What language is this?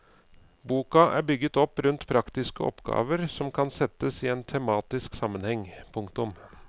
Norwegian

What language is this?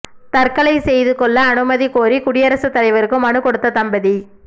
Tamil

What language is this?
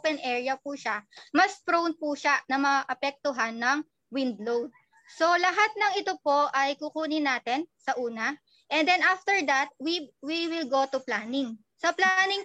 Filipino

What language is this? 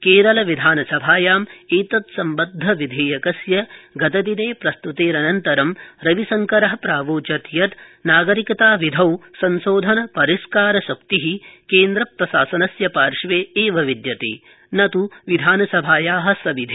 Sanskrit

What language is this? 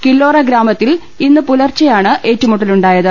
Malayalam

